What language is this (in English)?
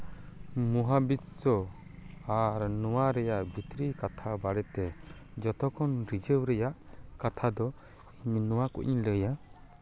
Santali